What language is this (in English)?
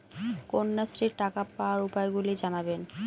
Bangla